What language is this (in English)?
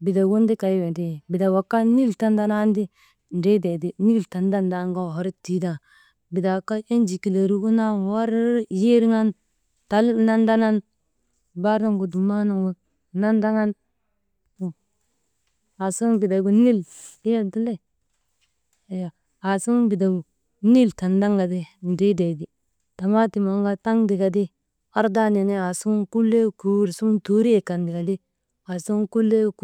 Maba